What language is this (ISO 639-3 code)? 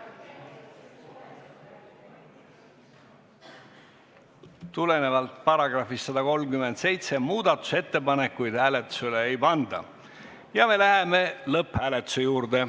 est